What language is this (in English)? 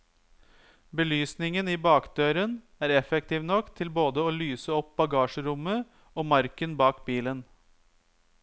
Norwegian